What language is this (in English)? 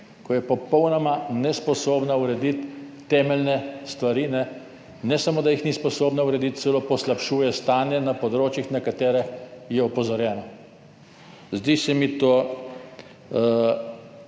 Slovenian